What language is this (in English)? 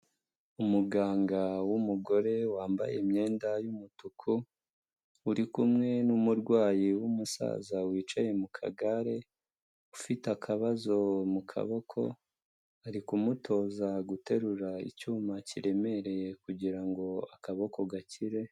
Kinyarwanda